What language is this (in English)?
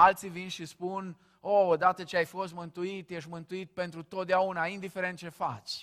Romanian